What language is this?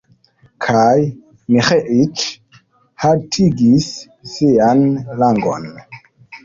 Esperanto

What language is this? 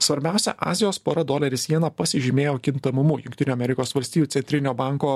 Lithuanian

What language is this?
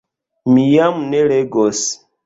Esperanto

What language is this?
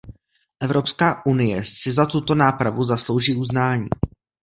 Czech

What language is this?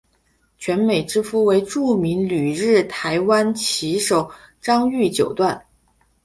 Chinese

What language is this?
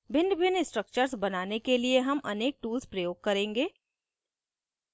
Hindi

